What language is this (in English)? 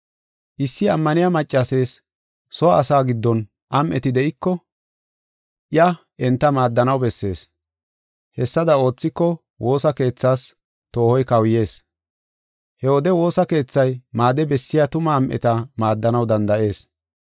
Gofa